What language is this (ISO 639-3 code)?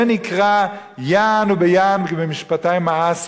heb